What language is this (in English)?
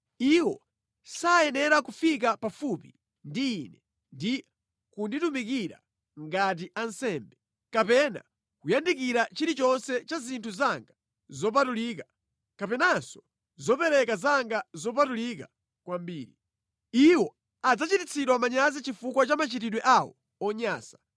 Nyanja